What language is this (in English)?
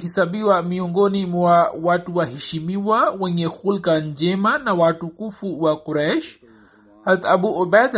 Swahili